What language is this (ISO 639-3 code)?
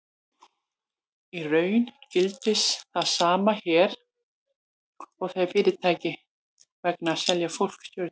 isl